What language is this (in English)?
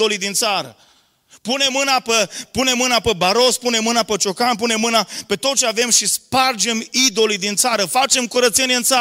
Romanian